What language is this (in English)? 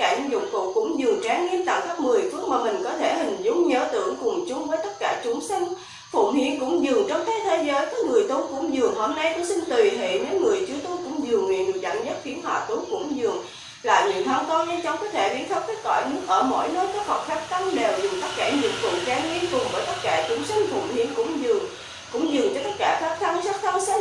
Vietnamese